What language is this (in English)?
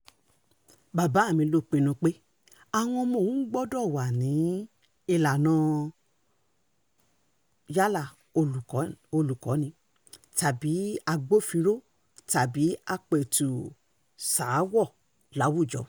Yoruba